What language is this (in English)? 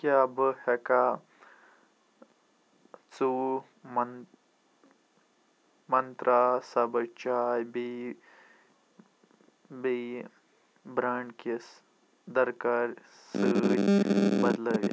Kashmiri